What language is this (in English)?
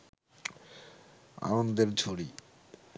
Bangla